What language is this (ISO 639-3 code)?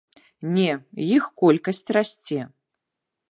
bel